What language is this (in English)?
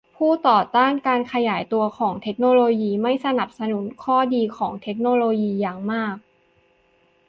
Thai